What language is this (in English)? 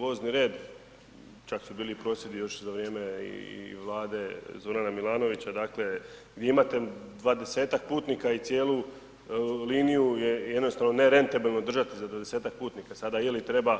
Croatian